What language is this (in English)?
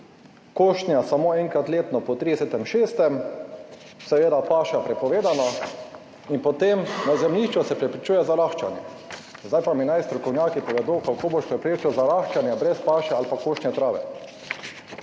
Slovenian